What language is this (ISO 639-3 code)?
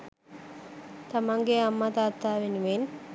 sin